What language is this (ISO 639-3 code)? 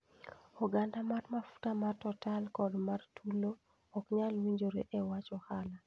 luo